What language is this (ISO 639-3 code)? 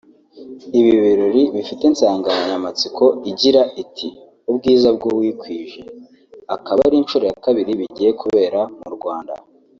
kin